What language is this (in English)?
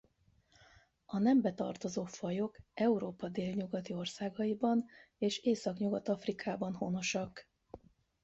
Hungarian